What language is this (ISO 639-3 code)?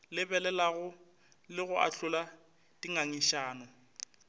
nso